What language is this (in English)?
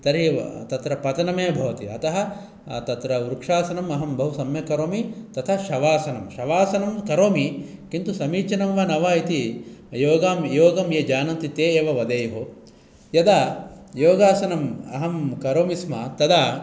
Sanskrit